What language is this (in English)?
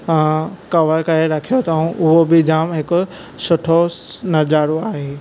Sindhi